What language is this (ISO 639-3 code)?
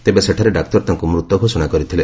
ori